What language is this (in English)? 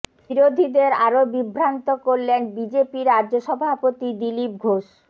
Bangla